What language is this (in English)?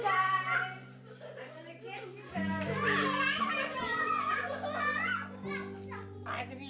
Indonesian